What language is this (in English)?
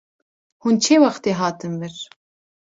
Kurdish